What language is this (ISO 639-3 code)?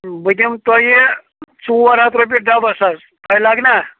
kas